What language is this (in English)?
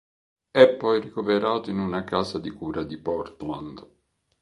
Italian